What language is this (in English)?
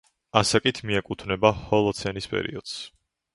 Georgian